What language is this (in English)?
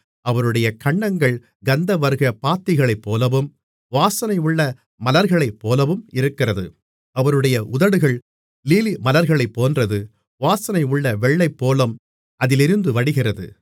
Tamil